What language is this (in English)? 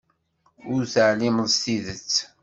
Kabyle